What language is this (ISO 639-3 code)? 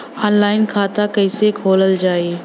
bho